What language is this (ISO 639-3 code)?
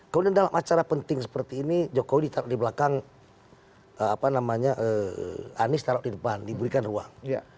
ind